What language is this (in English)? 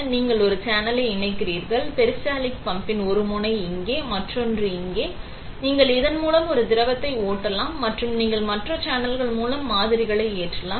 Tamil